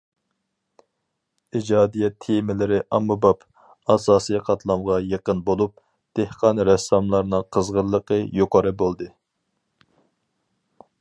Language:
Uyghur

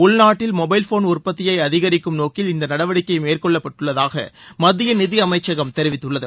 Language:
Tamil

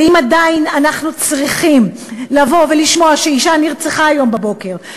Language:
Hebrew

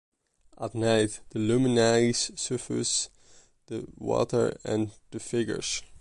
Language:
English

